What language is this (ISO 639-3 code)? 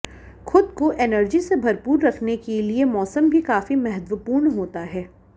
hin